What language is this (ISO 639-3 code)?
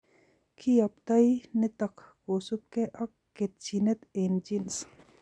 kln